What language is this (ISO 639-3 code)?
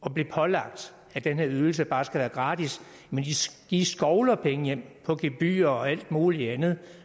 dan